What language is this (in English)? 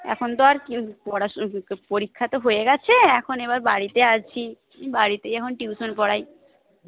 Bangla